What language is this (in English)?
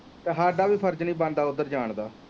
Punjabi